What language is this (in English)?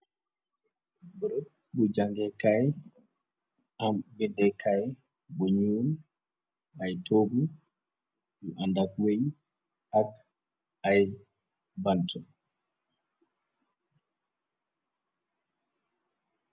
Wolof